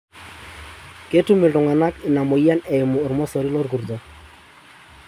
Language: Masai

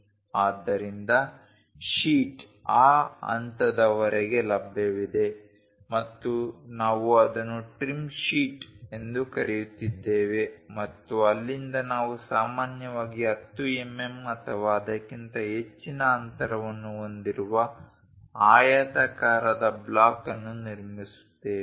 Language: Kannada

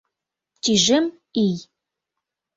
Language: Mari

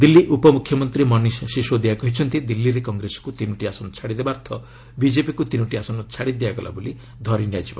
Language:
Odia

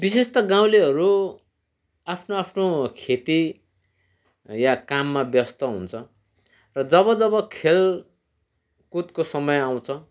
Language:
Nepali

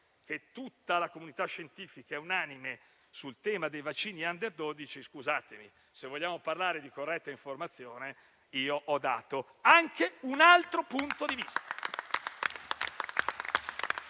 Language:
Italian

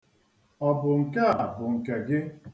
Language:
Igbo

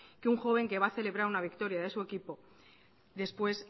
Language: Spanish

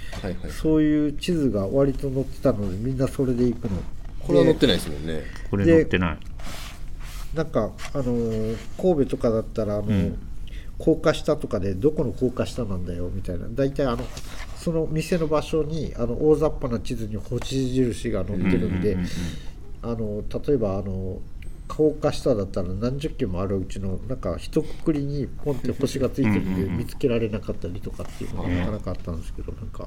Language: Japanese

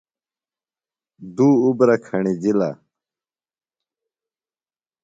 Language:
Phalura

